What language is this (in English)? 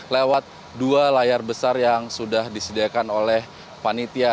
Indonesian